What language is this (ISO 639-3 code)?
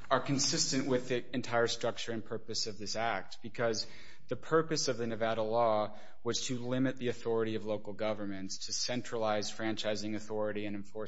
eng